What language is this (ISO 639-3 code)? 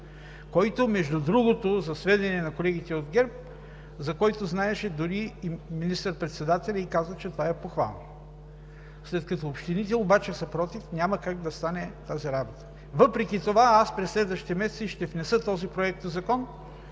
bul